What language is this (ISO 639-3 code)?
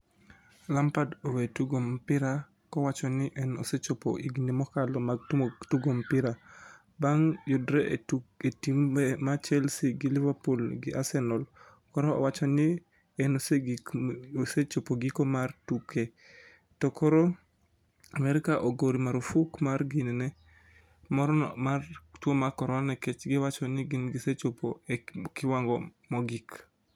luo